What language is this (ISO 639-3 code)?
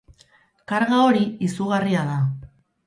eus